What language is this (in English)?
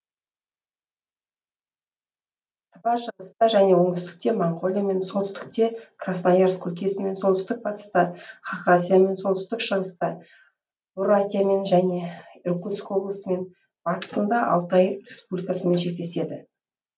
Kazakh